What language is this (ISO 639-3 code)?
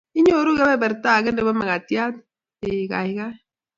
kln